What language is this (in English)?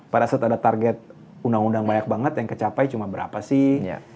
Indonesian